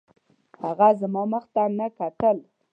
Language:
Pashto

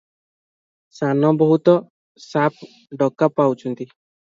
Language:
Odia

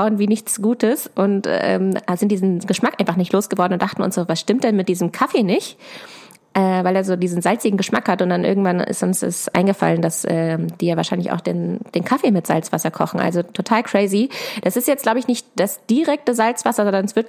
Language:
German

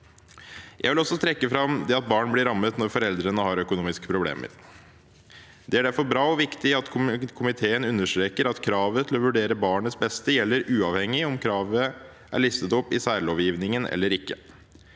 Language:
Norwegian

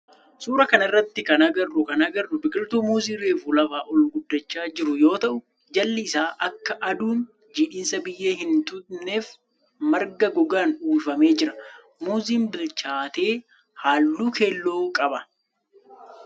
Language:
Oromo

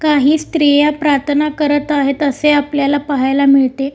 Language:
Marathi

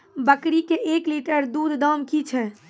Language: Maithili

